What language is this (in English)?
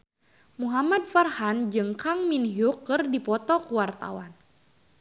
Sundanese